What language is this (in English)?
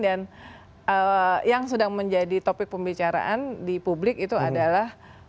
Indonesian